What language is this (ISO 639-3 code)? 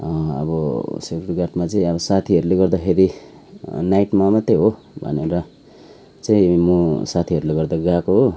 nep